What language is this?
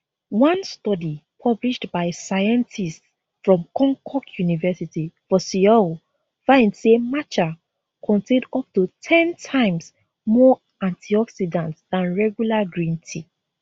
Nigerian Pidgin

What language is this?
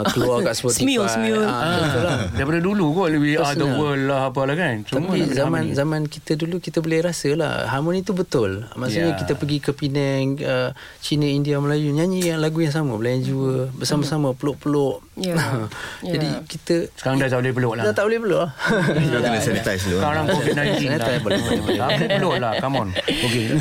Malay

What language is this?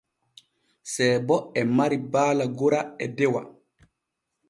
Borgu Fulfulde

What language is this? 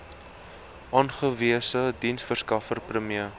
Afrikaans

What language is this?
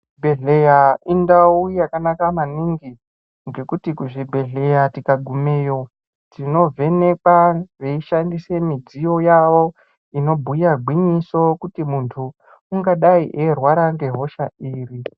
Ndau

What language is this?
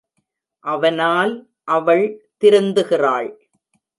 Tamil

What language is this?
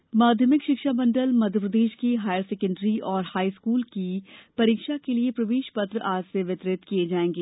Hindi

